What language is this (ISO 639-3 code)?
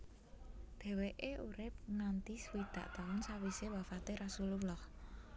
jav